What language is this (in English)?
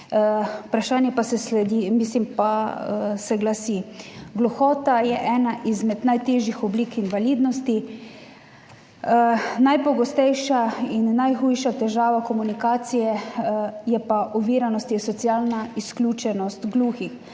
Slovenian